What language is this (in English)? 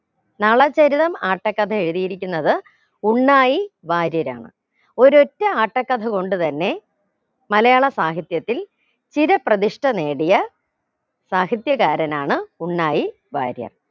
Malayalam